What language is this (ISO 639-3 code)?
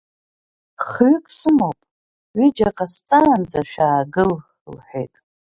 abk